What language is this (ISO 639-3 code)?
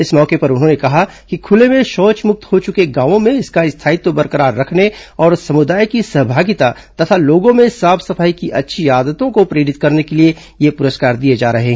hin